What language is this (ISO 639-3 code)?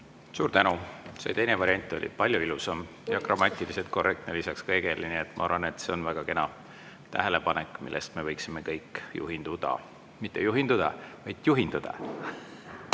est